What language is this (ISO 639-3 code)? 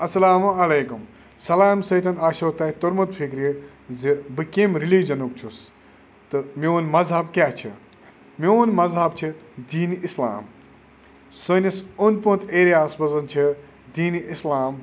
kas